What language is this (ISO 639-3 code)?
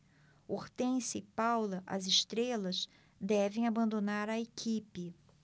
por